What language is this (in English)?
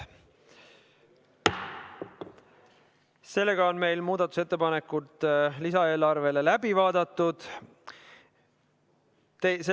Estonian